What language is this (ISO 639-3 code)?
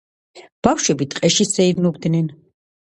kat